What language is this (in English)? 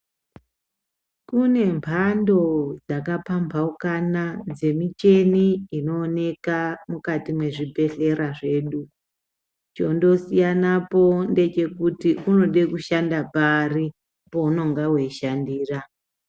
Ndau